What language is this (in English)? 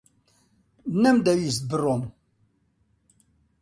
Central Kurdish